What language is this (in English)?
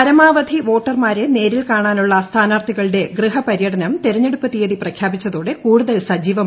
Malayalam